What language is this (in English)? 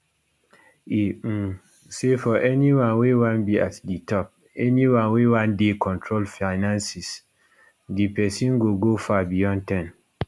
Nigerian Pidgin